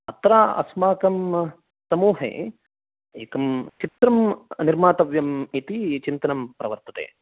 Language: Sanskrit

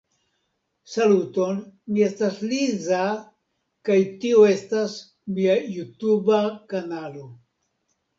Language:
Esperanto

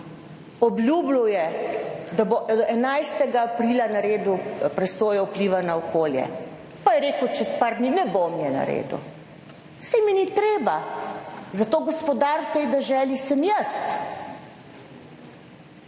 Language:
Slovenian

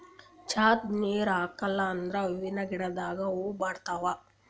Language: Kannada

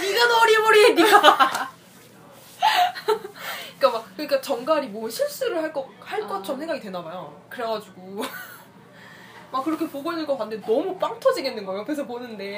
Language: Korean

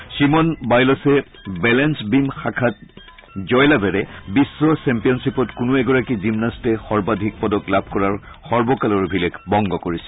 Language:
Assamese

